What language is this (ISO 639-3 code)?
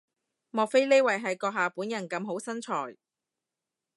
yue